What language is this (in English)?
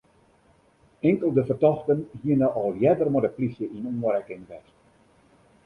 Western Frisian